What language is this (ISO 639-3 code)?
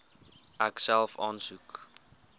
afr